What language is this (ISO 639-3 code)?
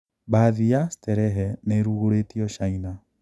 kik